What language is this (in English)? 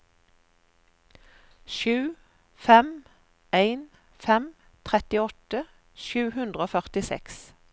Norwegian